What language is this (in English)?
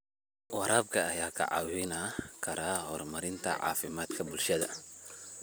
Somali